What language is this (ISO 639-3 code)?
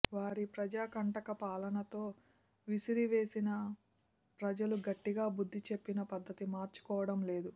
tel